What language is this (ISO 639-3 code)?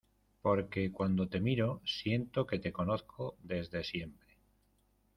spa